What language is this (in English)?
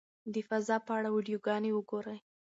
Pashto